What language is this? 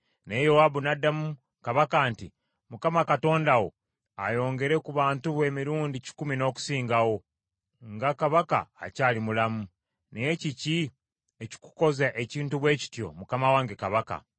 Ganda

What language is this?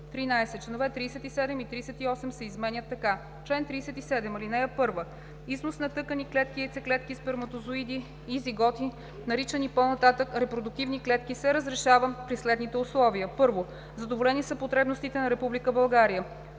Bulgarian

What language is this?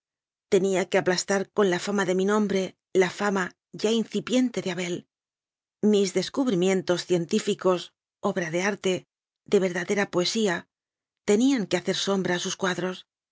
Spanish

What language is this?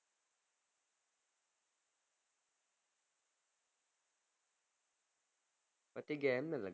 Gujarati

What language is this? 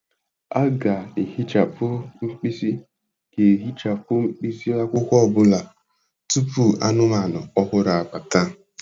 Igbo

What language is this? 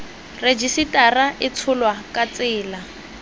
Tswana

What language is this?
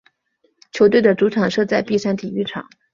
Chinese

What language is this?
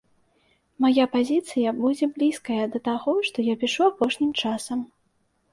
Belarusian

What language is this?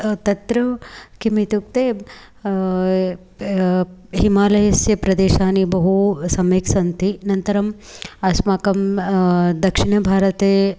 Sanskrit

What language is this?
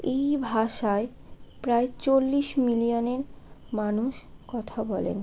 Bangla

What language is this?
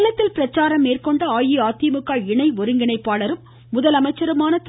Tamil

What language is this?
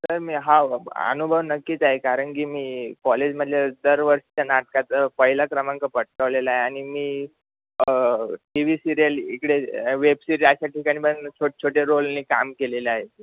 Marathi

